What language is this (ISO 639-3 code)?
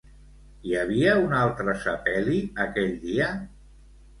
cat